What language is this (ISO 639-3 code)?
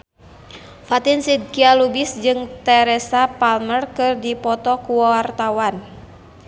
sun